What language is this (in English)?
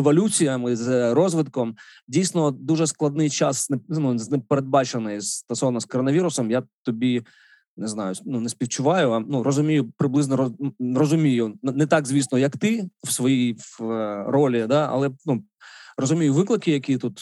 Ukrainian